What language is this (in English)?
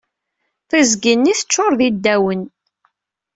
Kabyle